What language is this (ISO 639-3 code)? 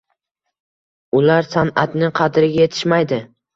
uzb